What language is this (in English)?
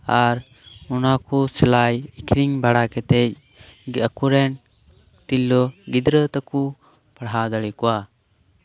Santali